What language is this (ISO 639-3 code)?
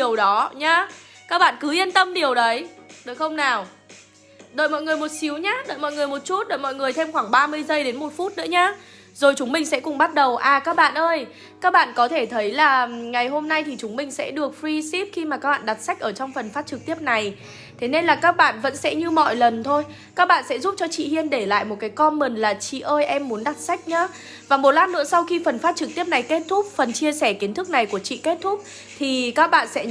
vie